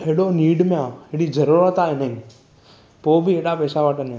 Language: Sindhi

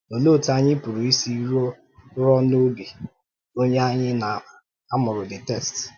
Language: Igbo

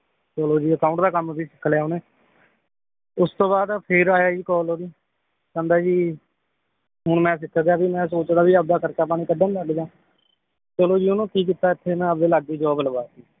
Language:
Punjabi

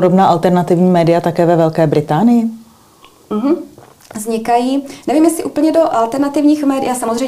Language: Czech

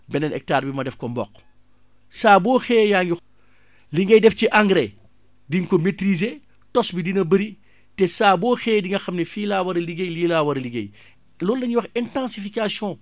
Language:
Wolof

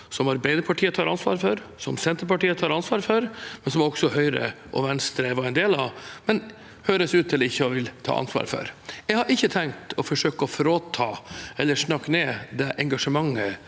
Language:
Norwegian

